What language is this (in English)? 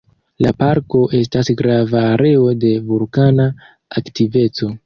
Esperanto